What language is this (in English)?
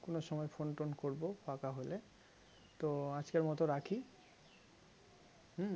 Bangla